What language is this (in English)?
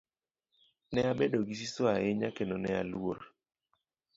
Luo (Kenya and Tanzania)